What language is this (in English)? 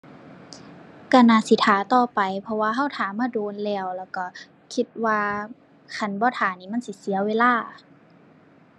Thai